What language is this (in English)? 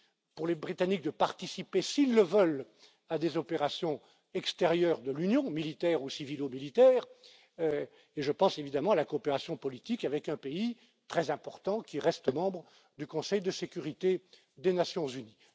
French